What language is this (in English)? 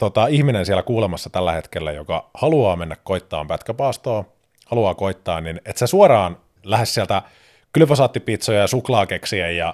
Finnish